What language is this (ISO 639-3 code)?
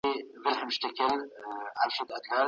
pus